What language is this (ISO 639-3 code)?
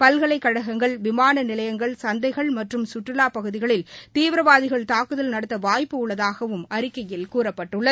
tam